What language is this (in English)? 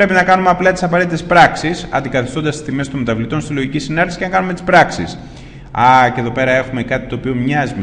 Greek